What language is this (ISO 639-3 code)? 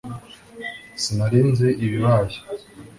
kin